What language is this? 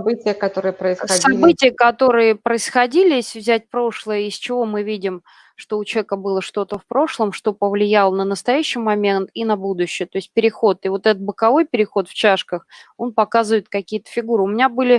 Russian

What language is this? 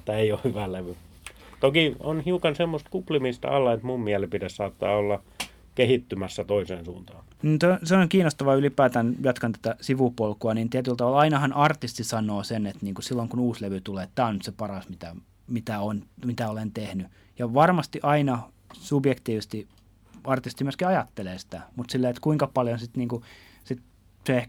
Finnish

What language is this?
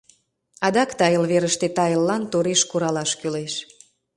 Mari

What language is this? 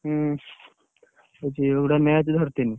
Odia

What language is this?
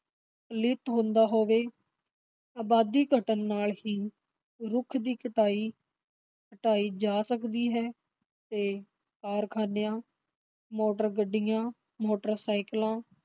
Punjabi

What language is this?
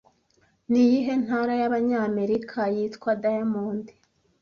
Kinyarwanda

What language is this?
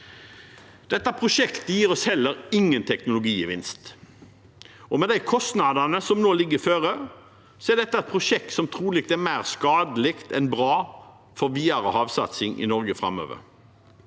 Norwegian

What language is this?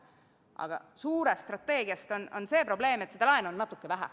Estonian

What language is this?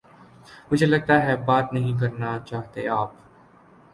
Urdu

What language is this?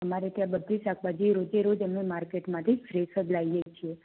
Gujarati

